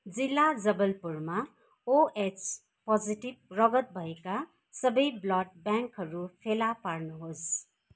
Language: Nepali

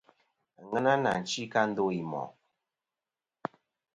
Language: Kom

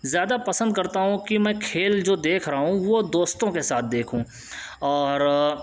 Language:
Urdu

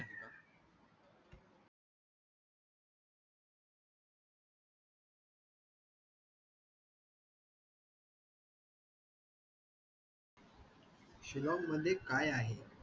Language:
Marathi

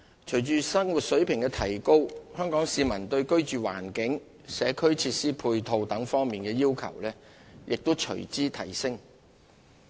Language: Cantonese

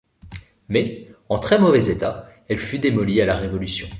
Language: French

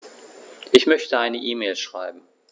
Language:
German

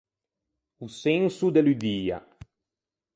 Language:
Ligurian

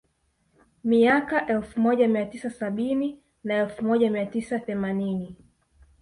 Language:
Swahili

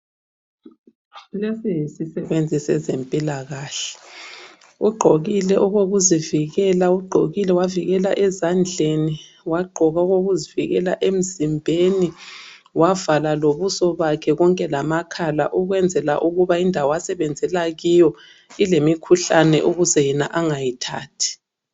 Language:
North Ndebele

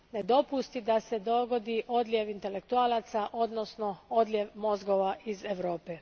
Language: Croatian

